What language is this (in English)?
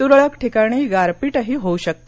Marathi